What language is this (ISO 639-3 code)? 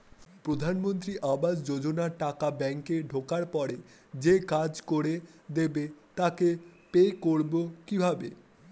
ben